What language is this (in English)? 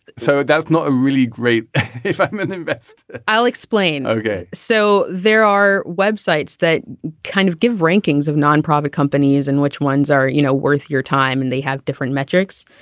English